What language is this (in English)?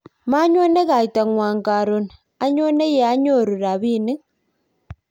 Kalenjin